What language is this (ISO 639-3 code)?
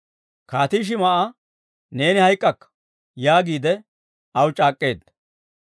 dwr